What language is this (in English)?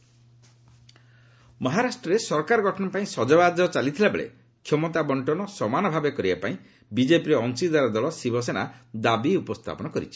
Odia